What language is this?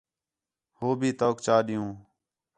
Khetrani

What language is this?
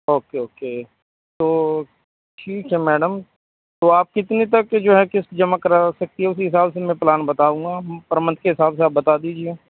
Urdu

